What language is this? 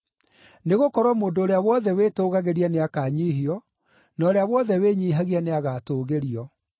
Kikuyu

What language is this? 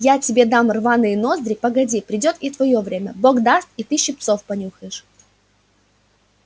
Russian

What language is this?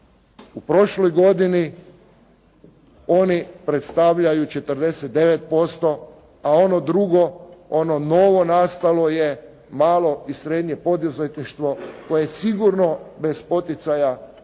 Croatian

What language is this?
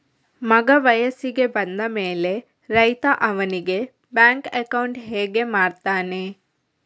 Kannada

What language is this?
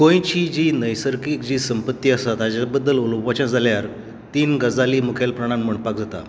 Konkani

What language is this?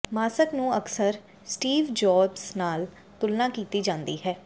Punjabi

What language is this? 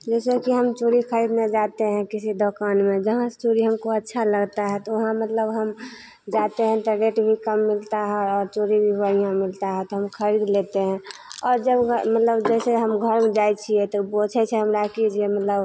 Maithili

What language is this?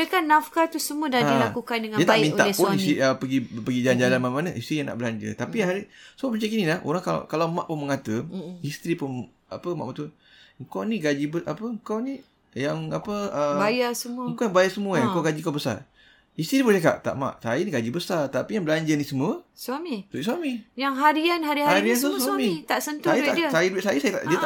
Malay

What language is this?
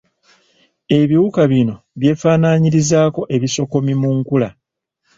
Ganda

